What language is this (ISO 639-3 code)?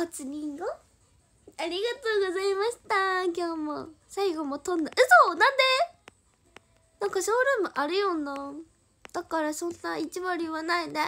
jpn